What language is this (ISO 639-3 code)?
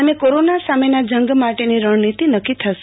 guj